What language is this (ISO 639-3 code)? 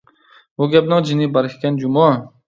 uig